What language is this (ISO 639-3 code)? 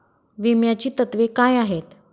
mar